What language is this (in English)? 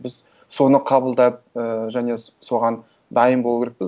Kazakh